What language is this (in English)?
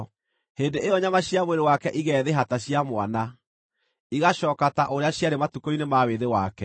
Kikuyu